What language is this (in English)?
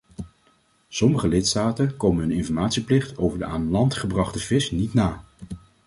Dutch